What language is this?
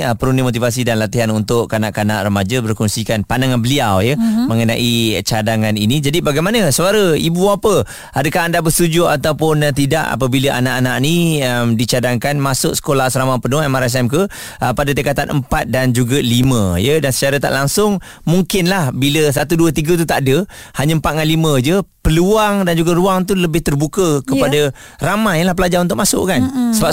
Malay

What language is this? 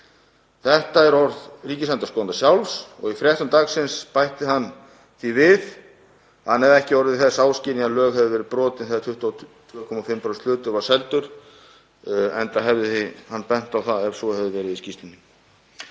Icelandic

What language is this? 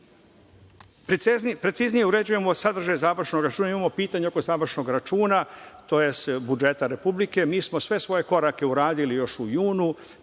Serbian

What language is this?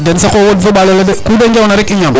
Serer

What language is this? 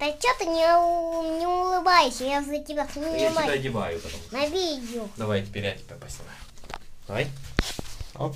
Russian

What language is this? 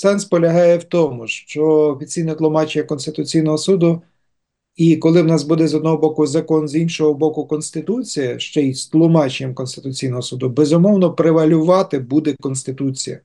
Ukrainian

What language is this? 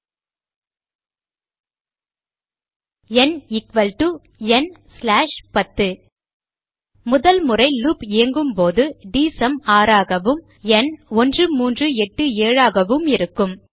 Tamil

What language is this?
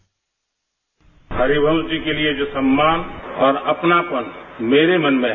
Hindi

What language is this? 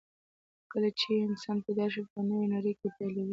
Pashto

